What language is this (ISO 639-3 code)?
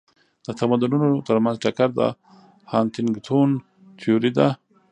pus